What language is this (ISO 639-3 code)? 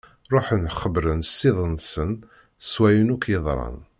kab